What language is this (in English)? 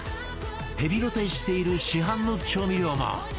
Japanese